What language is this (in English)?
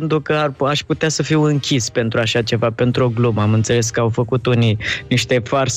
Romanian